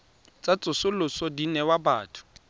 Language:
Tswana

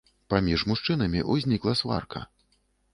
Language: Belarusian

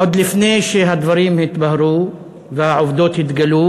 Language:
Hebrew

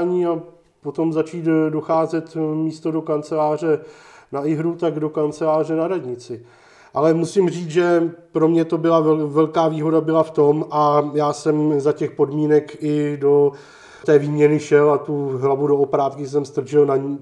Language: Czech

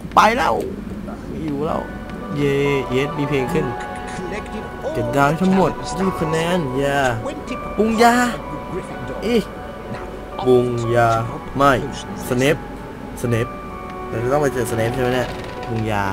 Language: Thai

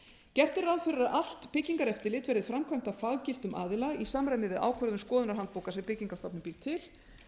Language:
Icelandic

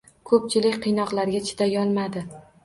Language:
Uzbek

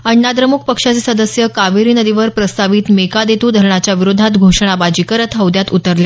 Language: Marathi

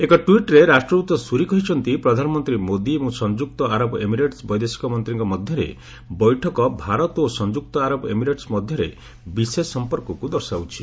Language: Odia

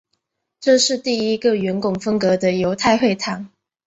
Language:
Chinese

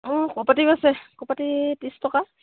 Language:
Assamese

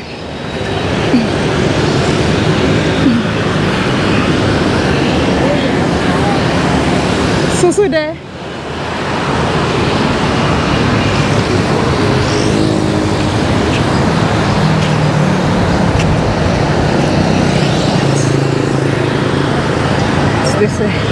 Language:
English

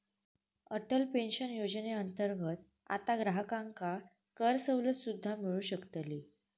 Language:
Marathi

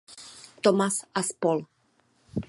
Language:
Czech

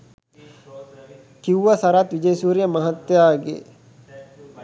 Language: Sinhala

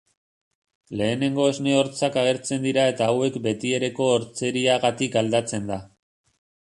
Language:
Basque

